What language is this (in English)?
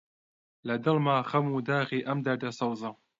Central Kurdish